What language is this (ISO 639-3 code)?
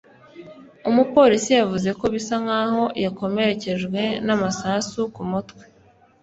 kin